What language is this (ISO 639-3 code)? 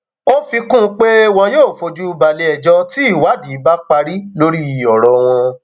yor